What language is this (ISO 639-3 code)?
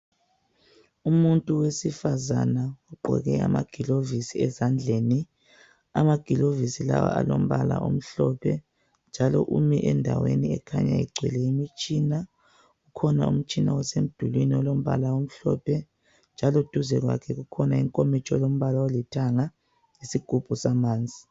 nde